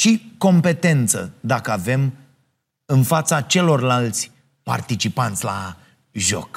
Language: Romanian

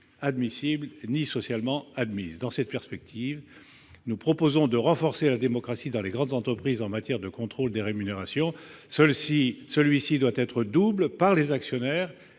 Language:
French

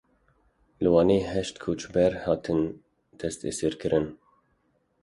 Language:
Kurdish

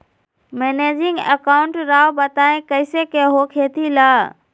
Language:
Magahi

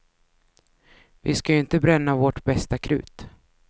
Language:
Swedish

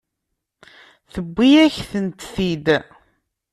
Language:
Kabyle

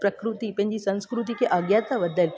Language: Sindhi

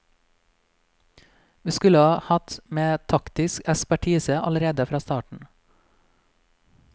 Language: Norwegian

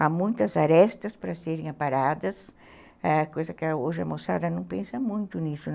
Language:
Portuguese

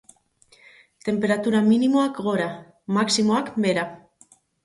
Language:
Basque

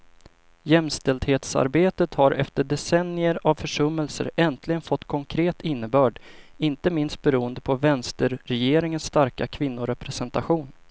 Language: Swedish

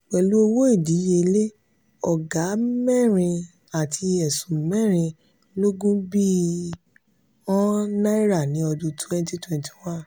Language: Yoruba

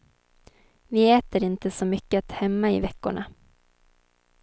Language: Swedish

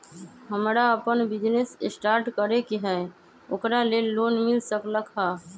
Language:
Magahi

